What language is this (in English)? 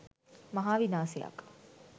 Sinhala